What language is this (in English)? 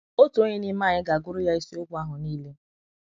Igbo